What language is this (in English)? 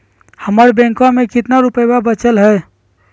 Magahi